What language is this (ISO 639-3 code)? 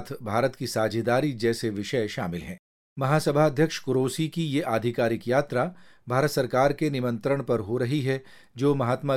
hin